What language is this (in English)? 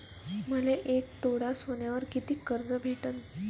Marathi